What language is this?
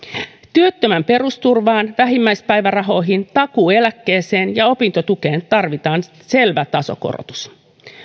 Finnish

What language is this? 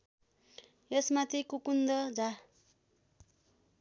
Nepali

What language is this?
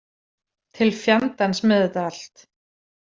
Icelandic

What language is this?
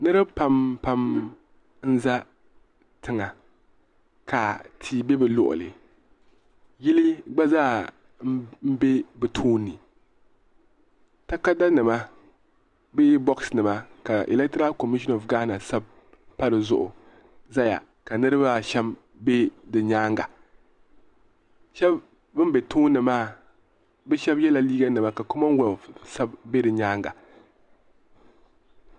Dagbani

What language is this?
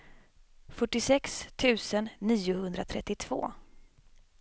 Swedish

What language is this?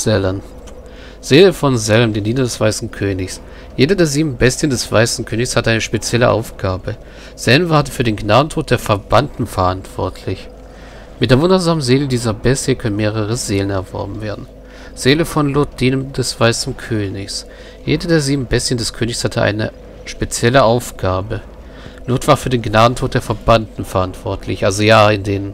German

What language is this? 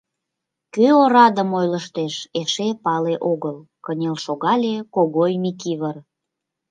Mari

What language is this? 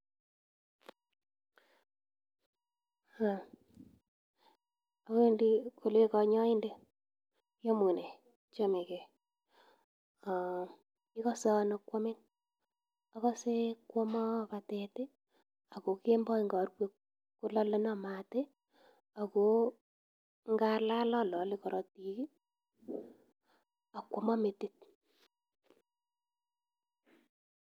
Kalenjin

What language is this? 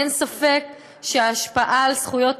Hebrew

